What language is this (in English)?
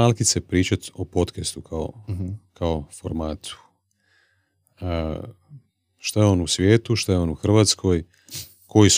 Croatian